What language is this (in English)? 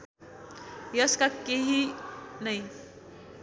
Nepali